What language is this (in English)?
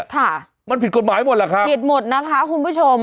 Thai